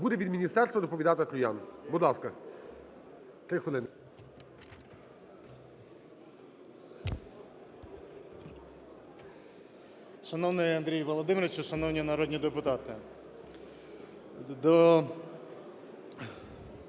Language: Ukrainian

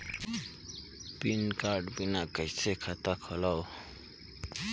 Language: Chhattisgarhi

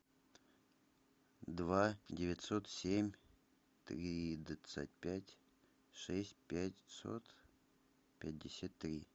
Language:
Russian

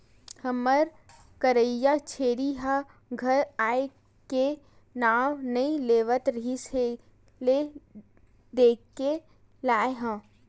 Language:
Chhattisgarhi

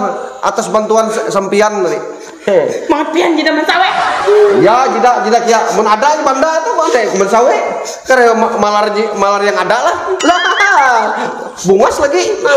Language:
Indonesian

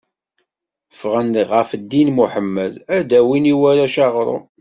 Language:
Kabyle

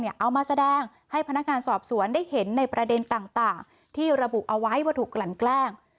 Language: Thai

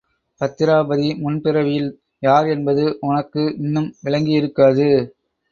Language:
Tamil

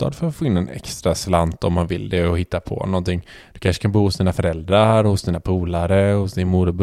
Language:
Swedish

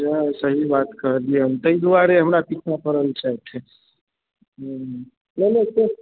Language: Maithili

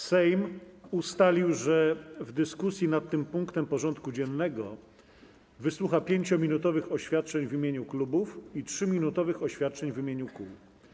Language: Polish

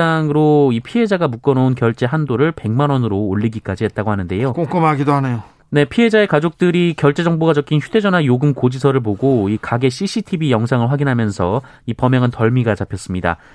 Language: Korean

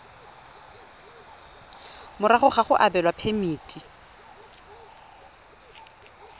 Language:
Tswana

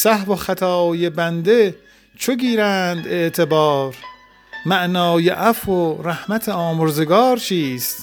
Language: Persian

